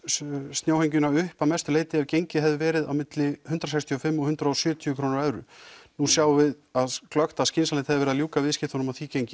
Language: Icelandic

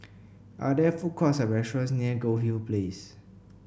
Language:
English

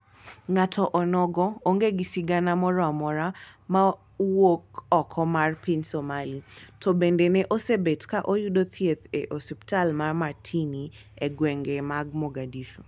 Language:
Luo (Kenya and Tanzania)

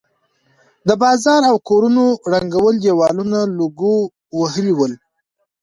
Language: Pashto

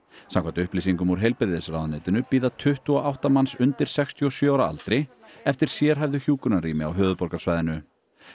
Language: Icelandic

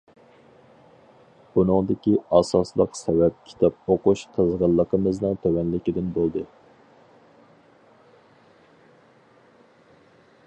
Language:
Uyghur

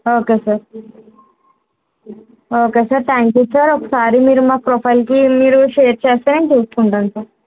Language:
Telugu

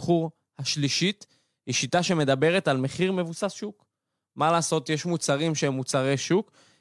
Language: Hebrew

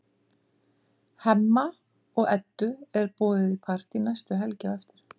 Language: Icelandic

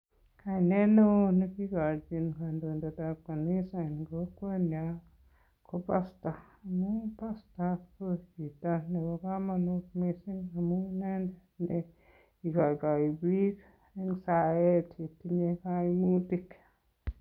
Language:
Kalenjin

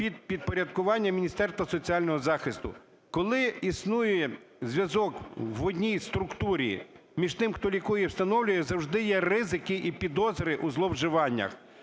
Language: Ukrainian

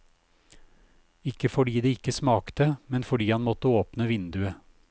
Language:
Norwegian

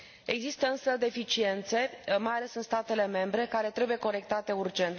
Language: Romanian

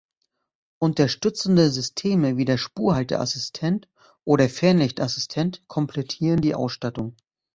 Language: German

